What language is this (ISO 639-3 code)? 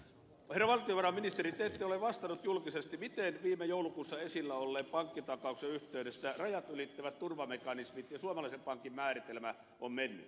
fin